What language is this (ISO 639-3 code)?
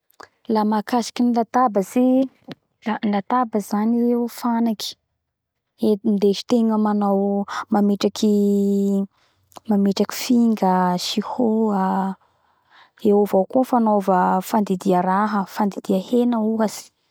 bhr